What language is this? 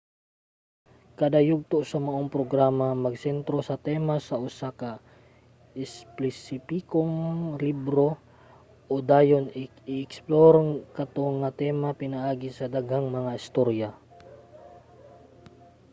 Cebuano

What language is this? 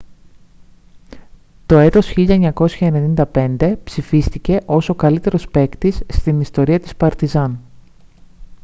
Greek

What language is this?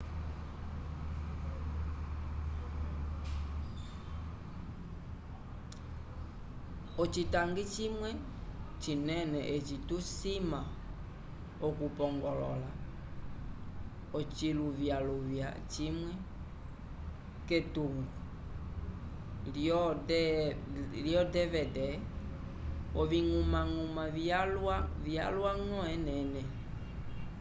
Umbundu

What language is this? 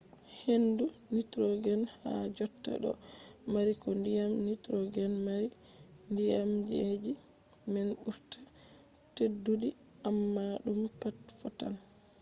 Fula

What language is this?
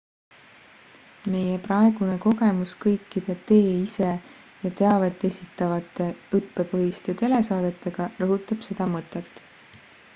Estonian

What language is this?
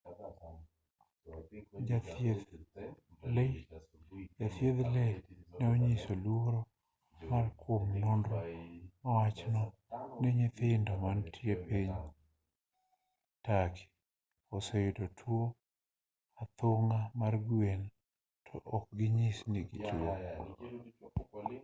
Luo (Kenya and Tanzania)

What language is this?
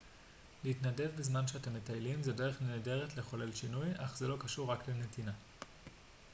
Hebrew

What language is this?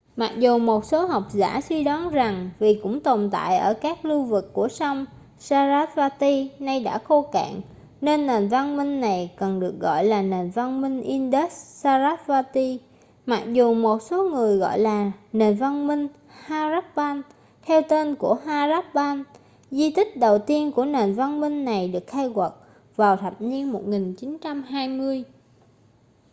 Vietnamese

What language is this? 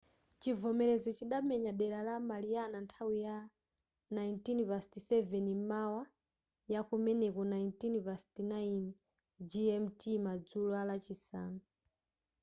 Nyanja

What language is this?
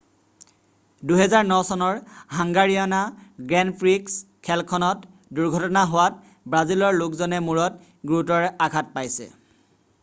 Assamese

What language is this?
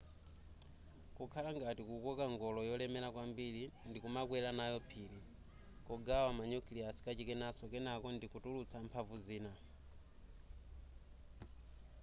Nyanja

